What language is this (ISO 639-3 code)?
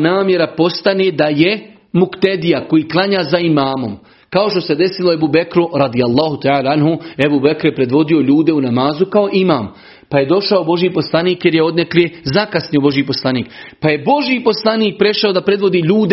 hrv